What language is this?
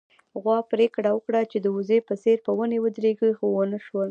Pashto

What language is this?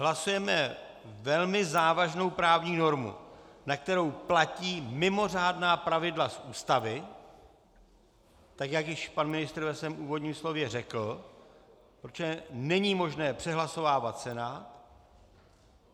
Czech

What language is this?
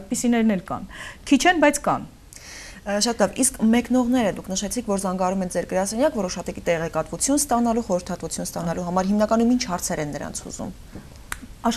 Romanian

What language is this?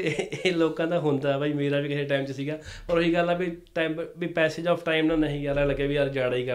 Punjabi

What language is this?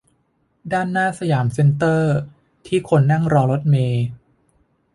Thai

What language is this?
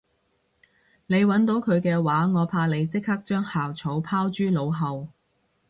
Cantonese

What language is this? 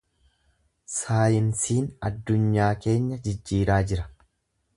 Oromo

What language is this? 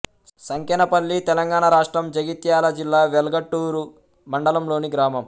Telugu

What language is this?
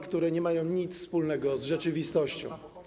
Polish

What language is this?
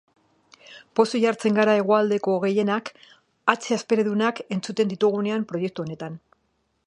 Basque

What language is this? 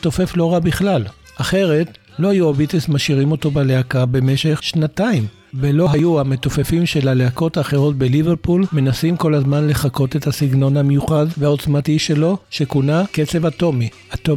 Hebrew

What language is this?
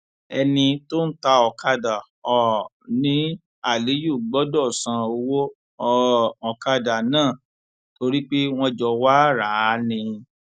Yoruba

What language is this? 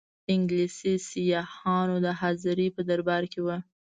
Pashto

